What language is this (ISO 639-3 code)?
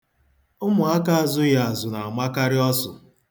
ibo